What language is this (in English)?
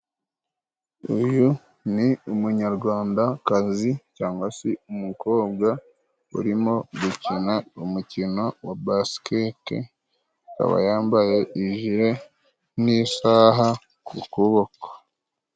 Kinyarwanda